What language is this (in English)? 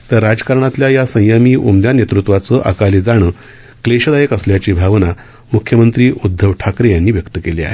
Marathi